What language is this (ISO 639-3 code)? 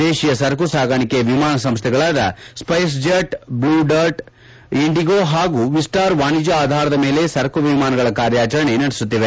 kan